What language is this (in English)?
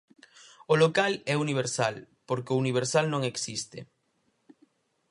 Galician